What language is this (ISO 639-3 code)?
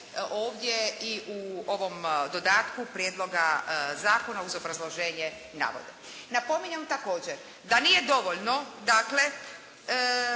hrv